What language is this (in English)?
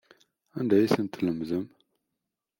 Kabyle